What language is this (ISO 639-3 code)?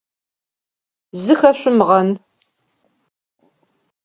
ady